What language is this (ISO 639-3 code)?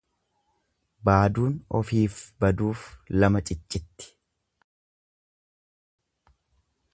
orm